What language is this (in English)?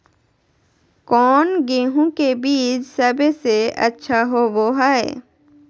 Magahi